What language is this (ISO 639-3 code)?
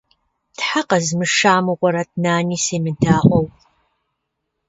kbd